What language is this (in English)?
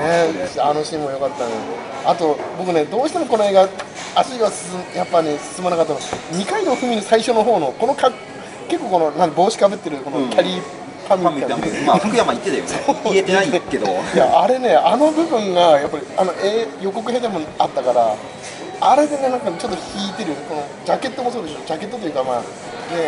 Japanese